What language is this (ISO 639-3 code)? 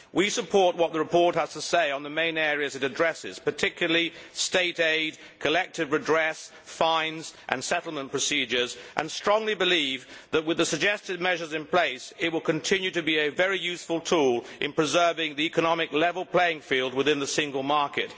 eng